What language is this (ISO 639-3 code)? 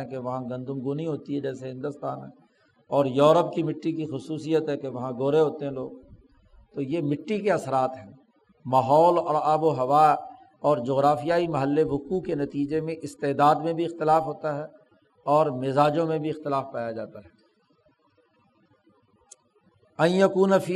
urd